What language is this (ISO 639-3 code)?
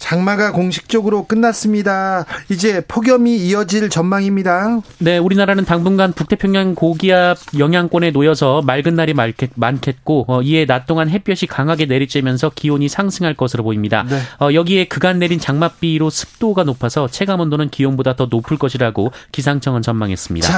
kor